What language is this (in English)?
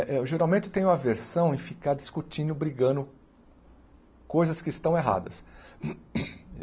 Portuguese